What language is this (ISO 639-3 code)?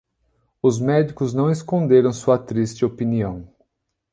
por